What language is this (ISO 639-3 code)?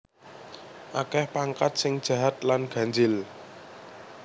jav